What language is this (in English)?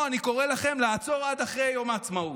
Hebrew